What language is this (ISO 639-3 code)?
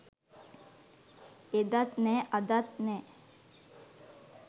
sin